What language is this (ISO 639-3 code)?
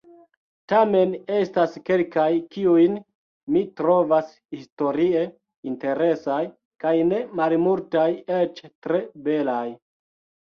epo